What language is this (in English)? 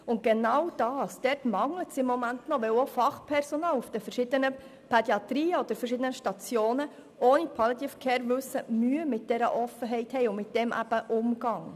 Swiss German